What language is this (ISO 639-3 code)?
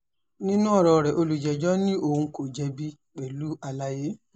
yor